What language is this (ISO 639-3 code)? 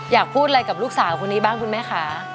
tha